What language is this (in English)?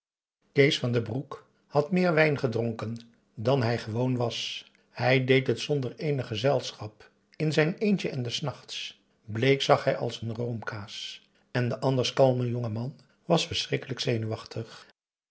Dutch